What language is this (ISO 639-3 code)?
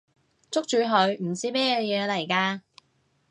yue